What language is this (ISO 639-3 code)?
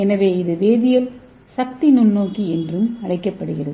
tam